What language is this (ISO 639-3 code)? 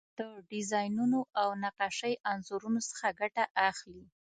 pus